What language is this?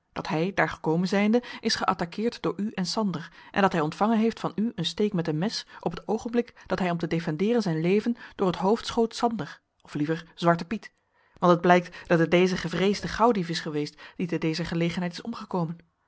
Dutch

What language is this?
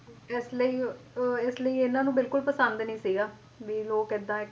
Punjabi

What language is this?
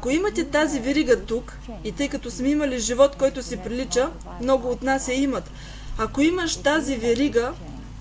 Bulgarian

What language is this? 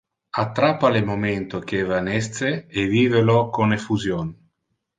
Interlingua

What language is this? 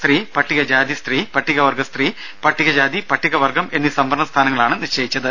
Malayalam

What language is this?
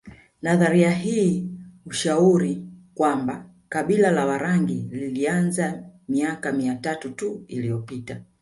Swahili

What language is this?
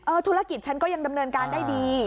Thai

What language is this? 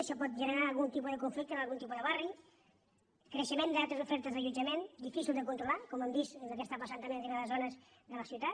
Catalan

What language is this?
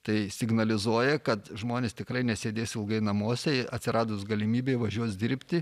Lithuanian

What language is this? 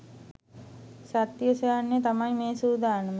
Sinhala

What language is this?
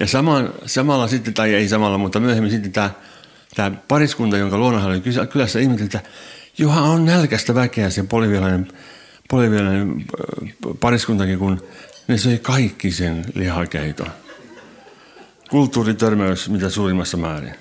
Finnish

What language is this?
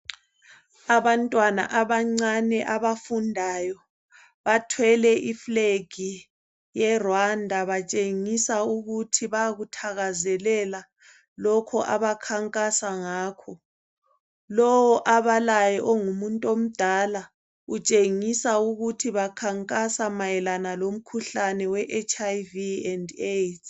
North Ndebele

